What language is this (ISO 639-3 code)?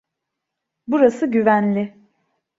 tur